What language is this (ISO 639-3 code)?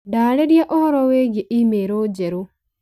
kik